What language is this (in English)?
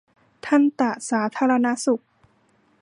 Thai